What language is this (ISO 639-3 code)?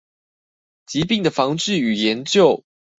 zho